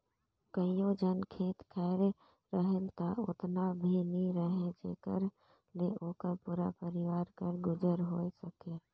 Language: Chhattisgarhi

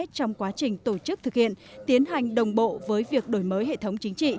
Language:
Vietnamese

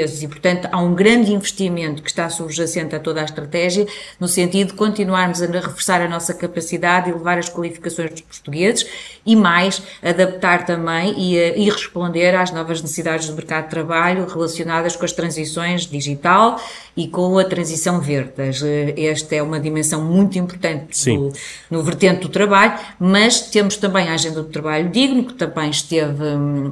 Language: Portuguese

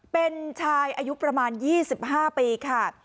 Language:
Thai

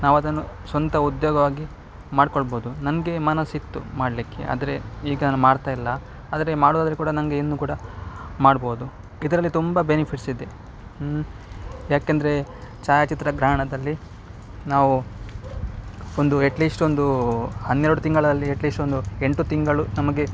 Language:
Kannada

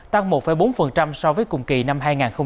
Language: Vietnamese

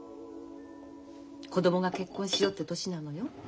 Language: Japanese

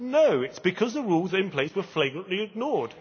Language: English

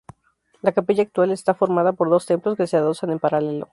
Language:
Spanish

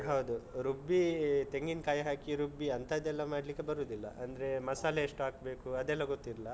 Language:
Kannada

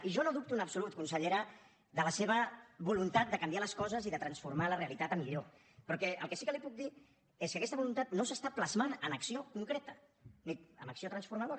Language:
Catalan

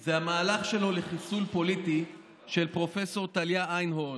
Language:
Hebrew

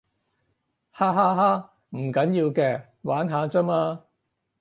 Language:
Cantonese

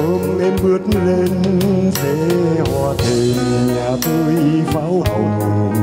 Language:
Vietnamese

